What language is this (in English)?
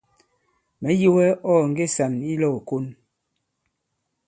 Bankon